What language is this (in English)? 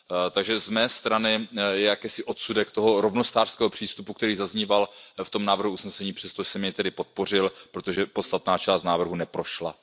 Czech